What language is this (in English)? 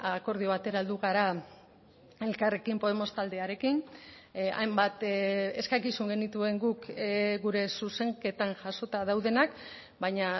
Basque